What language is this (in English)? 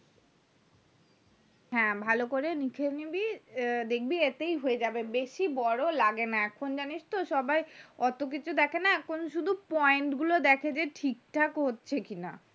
Bangla